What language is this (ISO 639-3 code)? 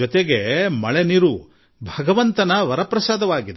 kan